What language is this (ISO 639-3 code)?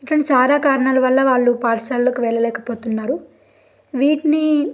tel